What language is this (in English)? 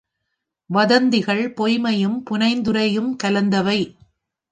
Tamil